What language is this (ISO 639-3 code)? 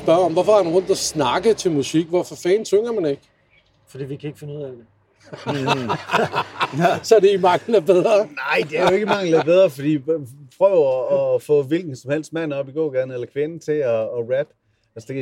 dan